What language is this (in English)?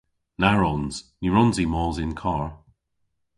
Cornish